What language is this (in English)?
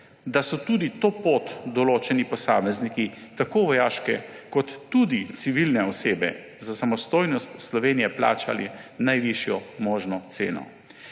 Slovenian